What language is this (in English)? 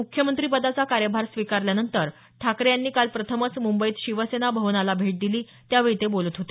Marathi